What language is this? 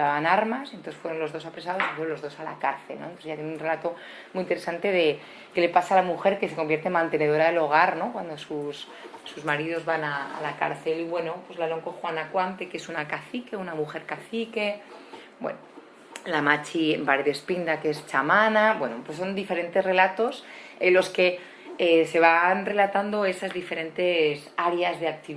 Spanish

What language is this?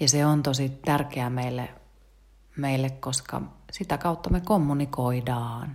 Finnish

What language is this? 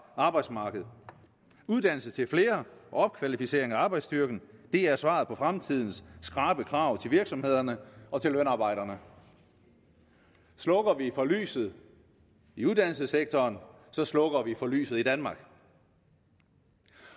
Danish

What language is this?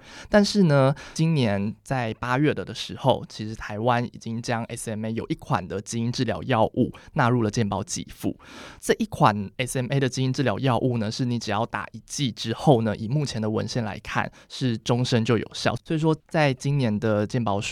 Chinese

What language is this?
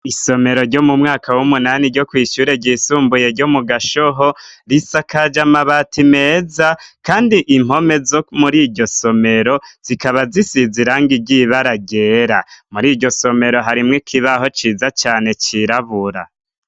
Rundi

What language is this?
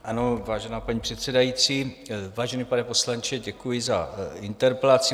Czech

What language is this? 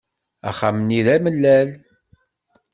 Kabyle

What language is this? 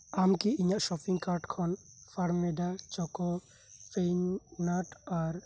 Santali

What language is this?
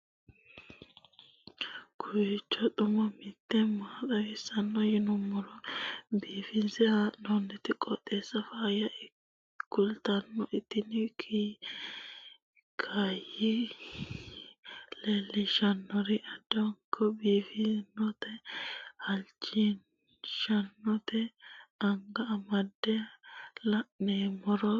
Sidamo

